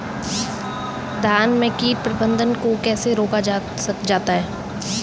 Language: Hindi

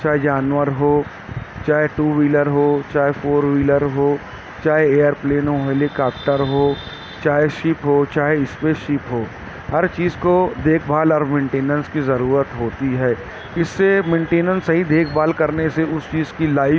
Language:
Urdu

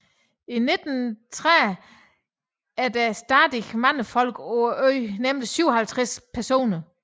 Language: Danish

